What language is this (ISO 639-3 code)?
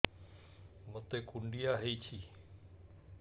ori